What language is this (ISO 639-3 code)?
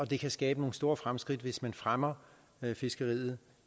dan